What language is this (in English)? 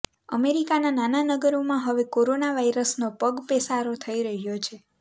Gujarati